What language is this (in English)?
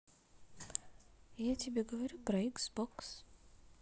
Russian